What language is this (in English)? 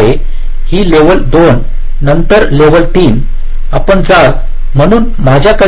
Marathi